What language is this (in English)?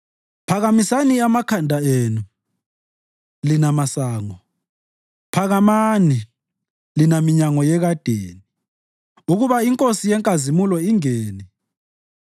North Ndebele